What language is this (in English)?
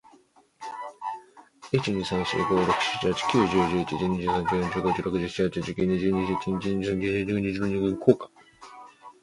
Chinese